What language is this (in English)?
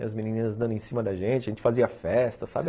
Portuguese